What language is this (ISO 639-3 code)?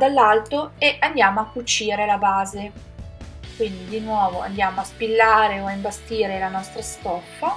ita